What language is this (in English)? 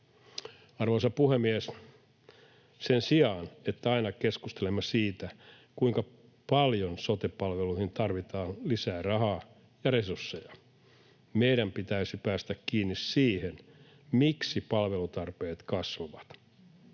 Finnish